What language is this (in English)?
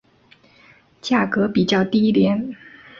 Chinese